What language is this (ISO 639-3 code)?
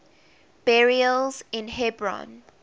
eng